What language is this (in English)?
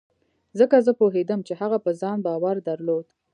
Pashto